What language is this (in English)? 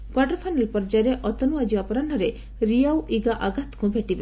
Odia